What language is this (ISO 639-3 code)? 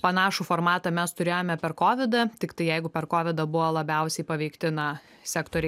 lit